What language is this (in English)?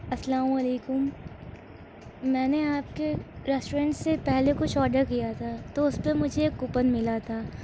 Urdu